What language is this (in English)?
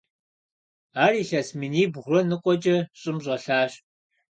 Kabardian